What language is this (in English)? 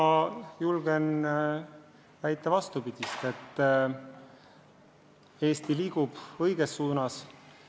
Estonian